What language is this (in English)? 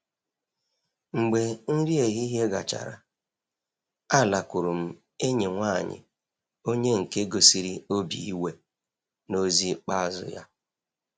Igbo